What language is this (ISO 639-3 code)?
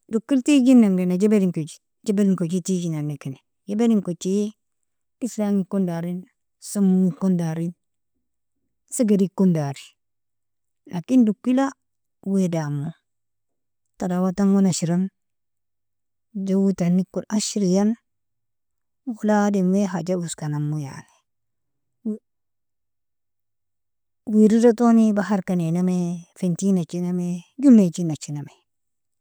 fia